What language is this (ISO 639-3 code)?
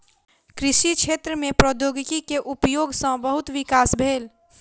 mai